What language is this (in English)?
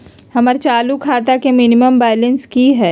Magahi